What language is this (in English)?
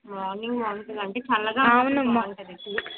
Telugu